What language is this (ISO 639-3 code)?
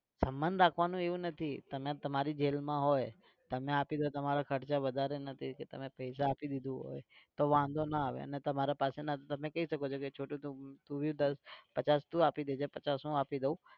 guj